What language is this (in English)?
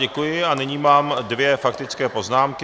Czech